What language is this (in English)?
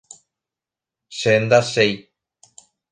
Guarani